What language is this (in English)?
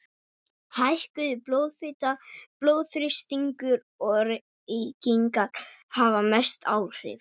Icelandic